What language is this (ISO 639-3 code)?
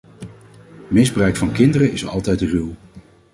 nld